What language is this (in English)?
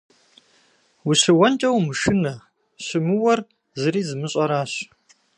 Kabardian